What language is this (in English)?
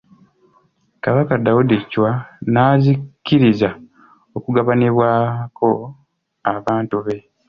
Ganda